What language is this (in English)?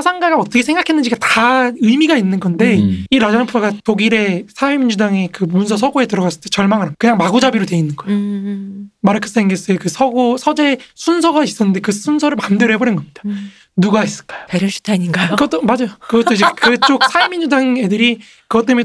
Korean